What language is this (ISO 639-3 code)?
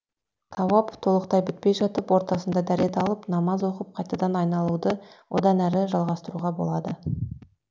kaz